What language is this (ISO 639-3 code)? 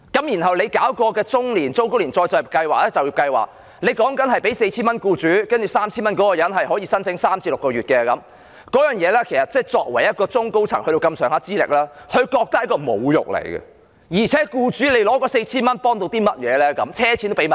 yue